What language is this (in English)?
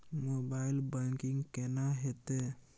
Maithili